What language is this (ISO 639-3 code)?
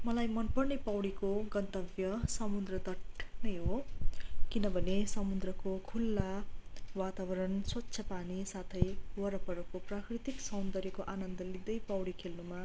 nep